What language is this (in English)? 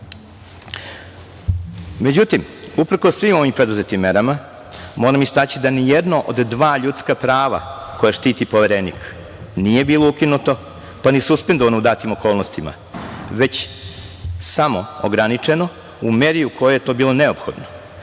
Serbian